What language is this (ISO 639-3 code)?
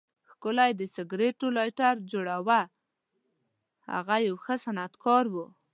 pus